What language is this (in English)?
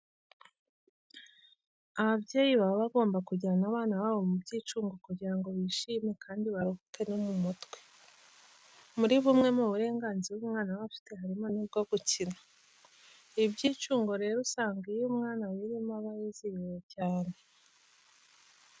Kinyarwanda